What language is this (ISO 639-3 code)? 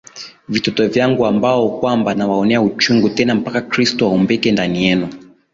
swa